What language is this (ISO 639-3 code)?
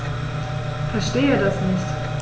deu